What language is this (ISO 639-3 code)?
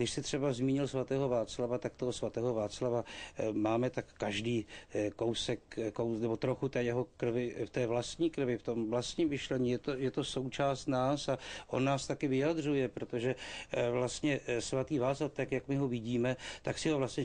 ces